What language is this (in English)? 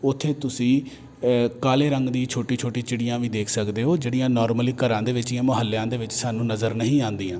Punjabi